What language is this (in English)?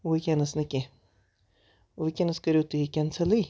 Kashmiri